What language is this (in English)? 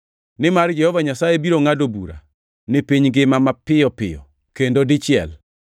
Luo (Kenya and Tanzania)